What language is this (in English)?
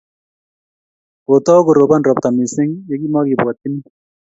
Kalenjin